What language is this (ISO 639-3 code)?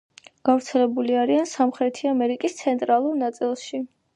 kat